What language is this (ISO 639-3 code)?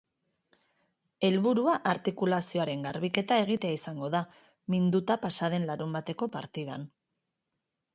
eus